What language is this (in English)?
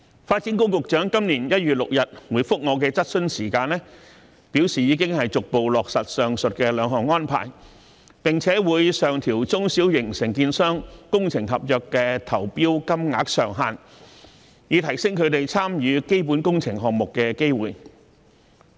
Cantonese